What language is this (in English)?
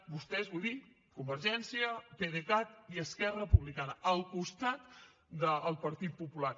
Catalan